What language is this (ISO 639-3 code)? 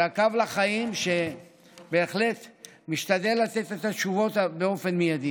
heb